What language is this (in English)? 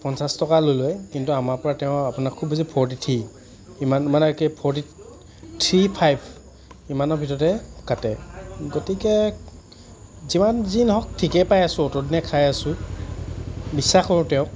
Assamese